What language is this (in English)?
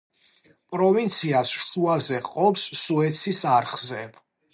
Georgian